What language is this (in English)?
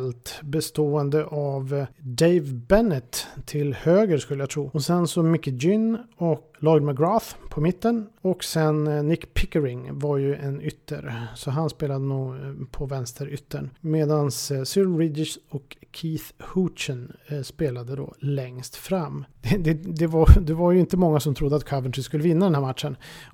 Swedish